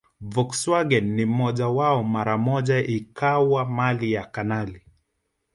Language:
Swahili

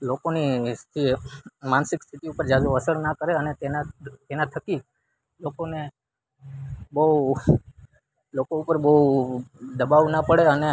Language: Gujarati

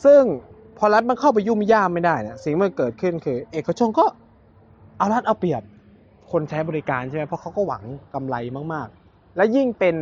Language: Thai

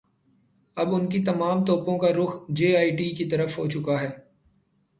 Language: Urdu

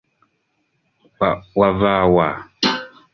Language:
Ganda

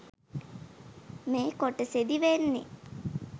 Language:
Sinhala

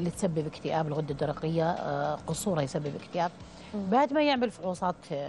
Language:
Arabic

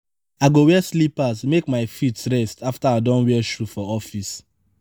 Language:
Nigerian Pidgin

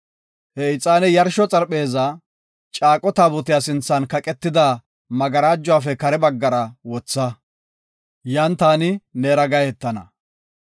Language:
Gofa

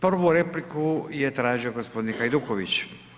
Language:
Croatian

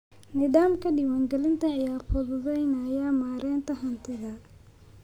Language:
Somali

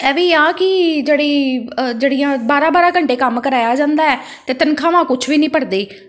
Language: Punjabi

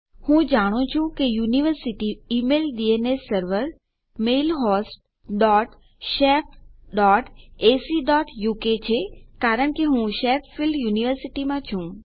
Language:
Gujarati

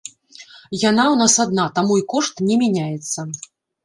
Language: Belarusian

